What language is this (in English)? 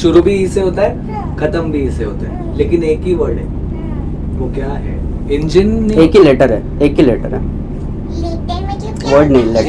Hindi